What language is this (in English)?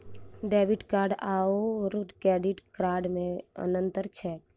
Maithili